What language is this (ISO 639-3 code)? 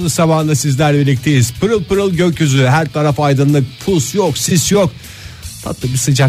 tur